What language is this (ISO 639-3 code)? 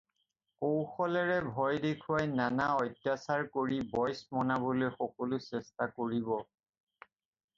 asm